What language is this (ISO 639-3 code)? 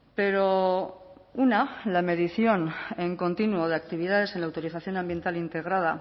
spa